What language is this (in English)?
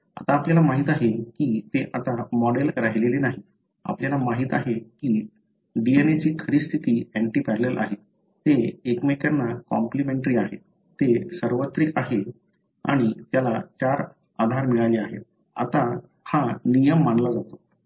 Marathi